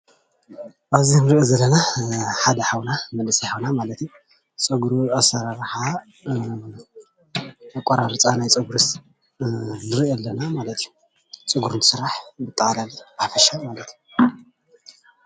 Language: Tigrinya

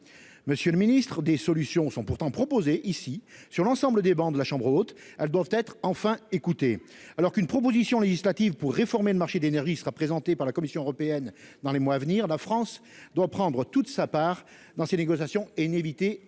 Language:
French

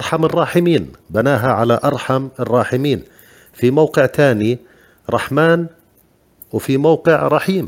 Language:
Arabic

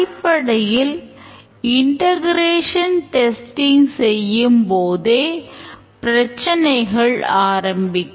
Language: Tamil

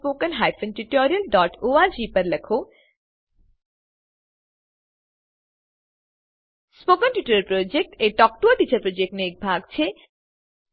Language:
Gujarati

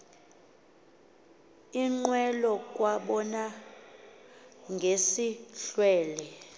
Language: Xhosa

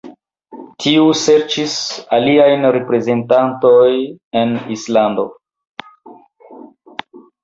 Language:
Esperanto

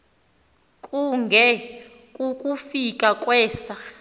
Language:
Xhosa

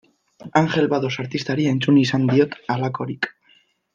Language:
Basque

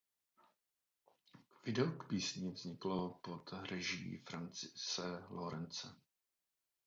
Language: Czech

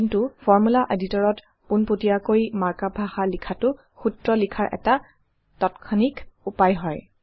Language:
Assamese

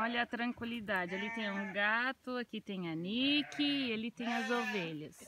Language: Portuguese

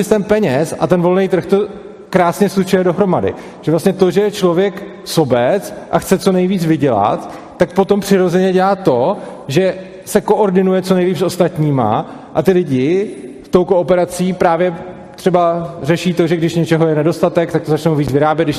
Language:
Czech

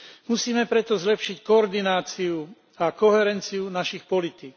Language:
Slovak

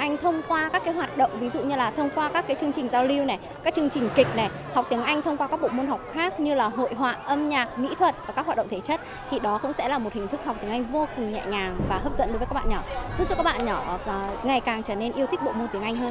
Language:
Vietnamese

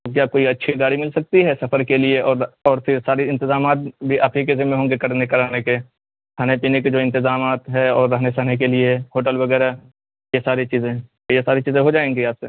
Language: Urdu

